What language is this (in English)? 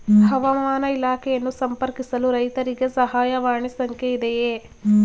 Kannada